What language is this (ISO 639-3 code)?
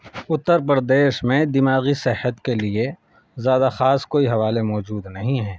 urd